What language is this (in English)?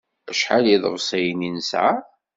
Kabyle